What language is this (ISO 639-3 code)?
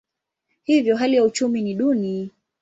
swa